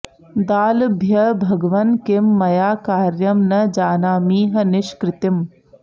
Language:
Sanskrit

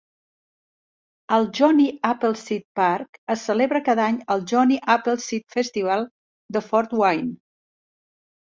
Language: Catalan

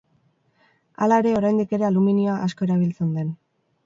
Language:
Basque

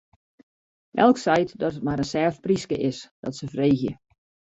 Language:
Western Frisian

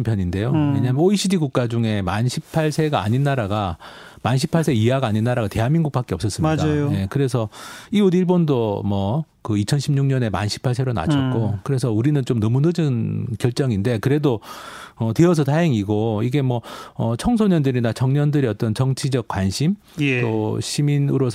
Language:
Korean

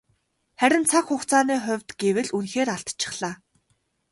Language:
Mongolian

